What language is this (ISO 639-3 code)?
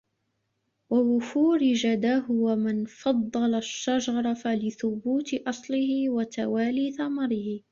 ara